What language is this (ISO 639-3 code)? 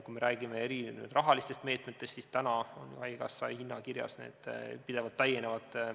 est